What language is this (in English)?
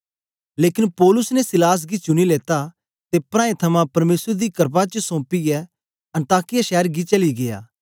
Dogri